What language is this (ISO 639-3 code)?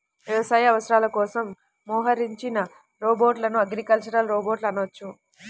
tel